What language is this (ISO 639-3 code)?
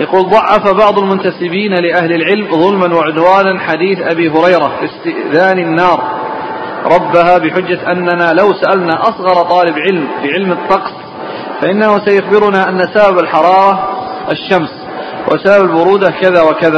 ara